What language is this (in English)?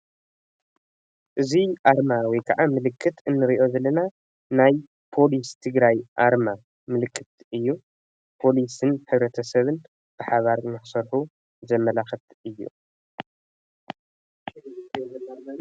Tigrinya